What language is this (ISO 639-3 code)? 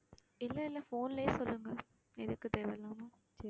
tam